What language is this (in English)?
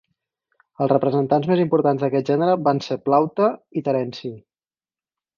Catalan